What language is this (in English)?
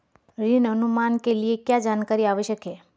Hindi